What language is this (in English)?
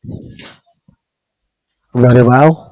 Gujarati